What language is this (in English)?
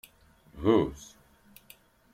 Kabyle